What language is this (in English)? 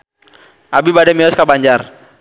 Sundanese